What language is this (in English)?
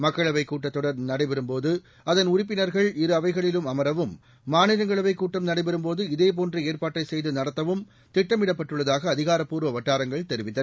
Tamil